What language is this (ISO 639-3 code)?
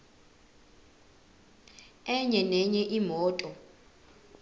zul